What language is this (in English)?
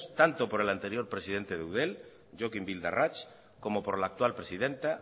Spanish